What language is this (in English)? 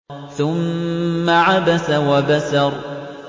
Arabic